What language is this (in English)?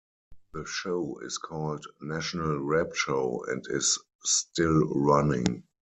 English